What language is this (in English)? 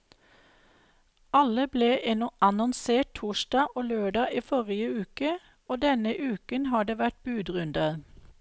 Norwegian